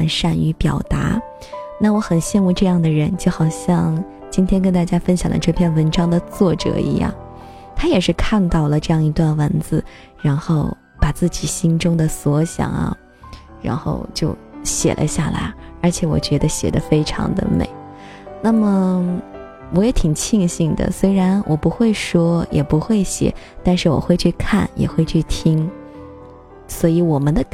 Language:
Chinese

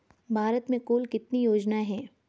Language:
Hindi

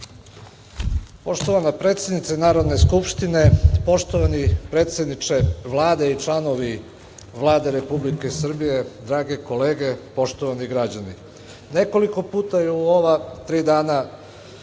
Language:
Serbian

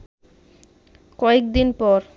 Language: Bangla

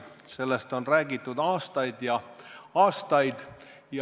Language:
Estonian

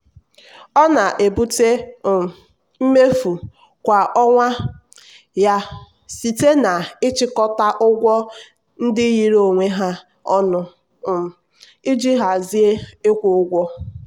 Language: Igbo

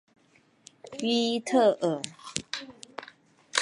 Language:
Chinese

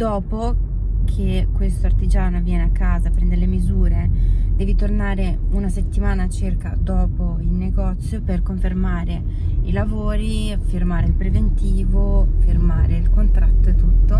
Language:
Italian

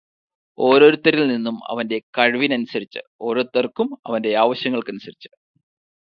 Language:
Malayalam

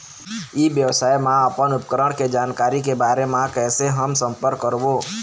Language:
Chhattisgarhi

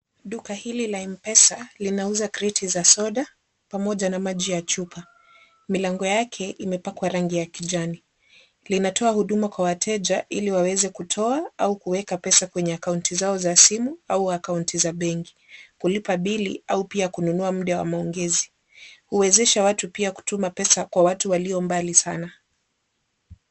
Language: Swahili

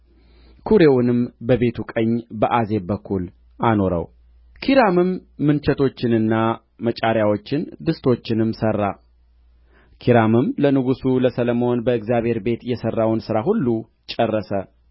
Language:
Amharic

